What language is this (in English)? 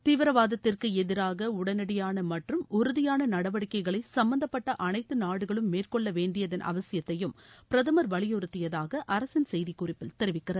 Tamil